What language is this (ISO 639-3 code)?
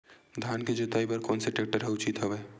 hne